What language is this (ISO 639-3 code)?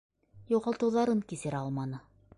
bak